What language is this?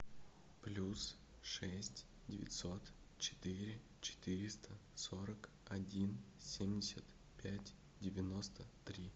Russian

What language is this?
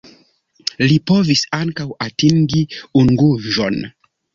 Esperanto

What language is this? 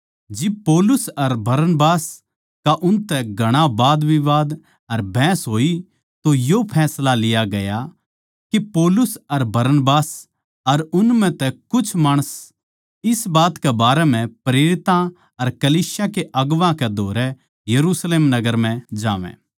Haryanvi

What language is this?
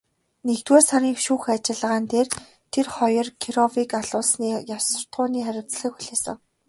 Mongolian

